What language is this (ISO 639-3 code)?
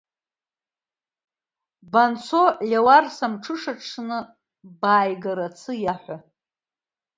abk